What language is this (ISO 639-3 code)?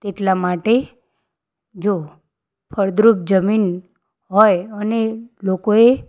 guj